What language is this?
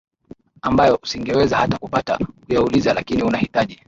Swahili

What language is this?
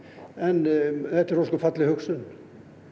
Icelandic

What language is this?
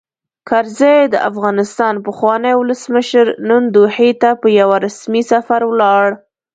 Pashto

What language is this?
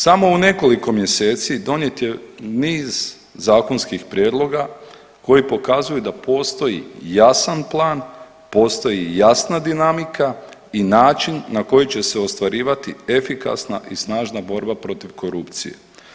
Croatian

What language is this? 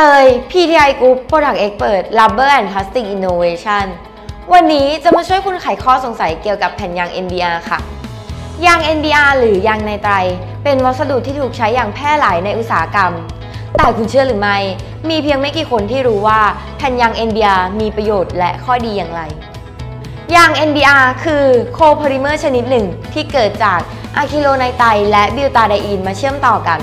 Thai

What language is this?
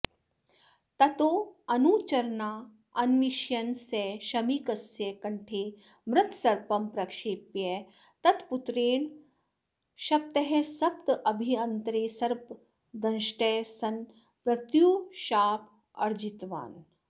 Sanskrit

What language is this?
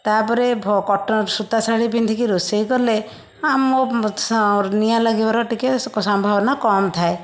Odia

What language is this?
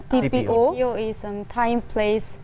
Indonesian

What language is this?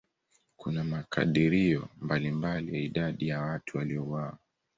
Swahili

